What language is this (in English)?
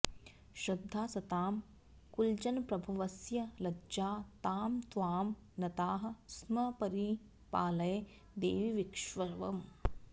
Sanskrit